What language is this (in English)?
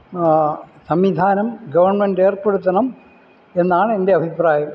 Malayalam